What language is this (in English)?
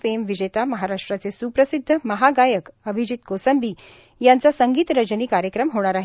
Marathi